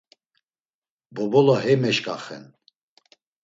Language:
Laz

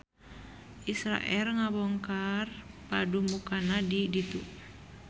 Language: Sundanese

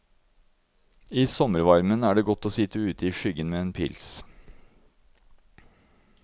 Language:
Norwegian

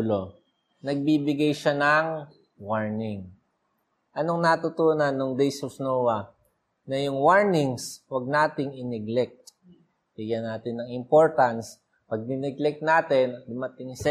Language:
Filipino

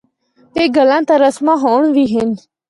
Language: Northern Hindko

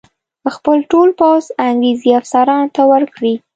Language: Pashto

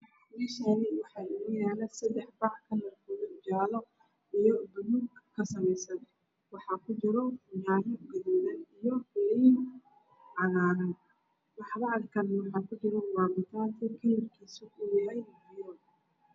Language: Somali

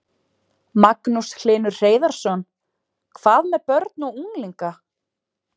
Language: Icelandic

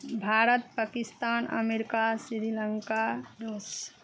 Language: Maithili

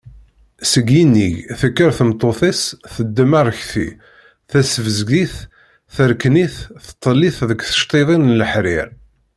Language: Kabyle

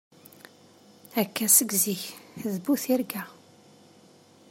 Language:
Kabyle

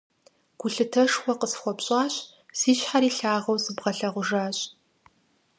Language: Kabardian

